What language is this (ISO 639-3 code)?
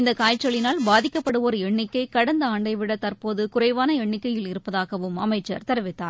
tam